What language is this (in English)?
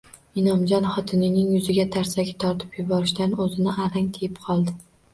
Uzbek